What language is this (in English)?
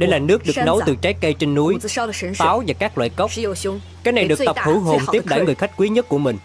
Vietnamese